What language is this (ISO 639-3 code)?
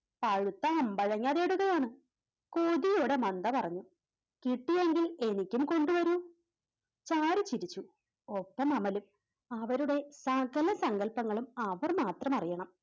mal